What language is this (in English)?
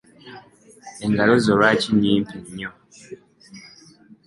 Ganda